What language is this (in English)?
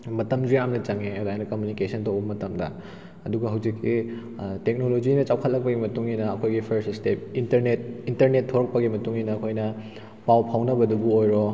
Manipuri